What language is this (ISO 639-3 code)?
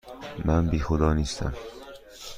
fas